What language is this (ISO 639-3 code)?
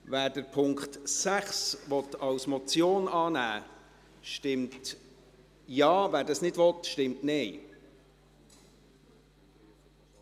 gsw